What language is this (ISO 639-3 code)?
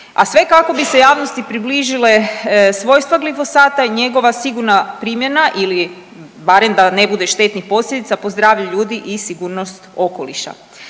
hrv